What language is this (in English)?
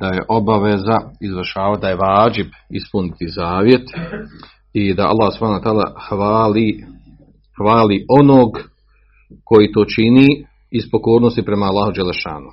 Croatian